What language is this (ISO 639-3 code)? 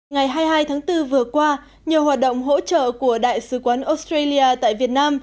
vie